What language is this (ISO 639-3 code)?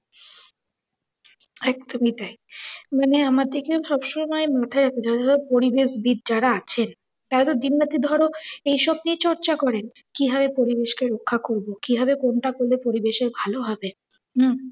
ben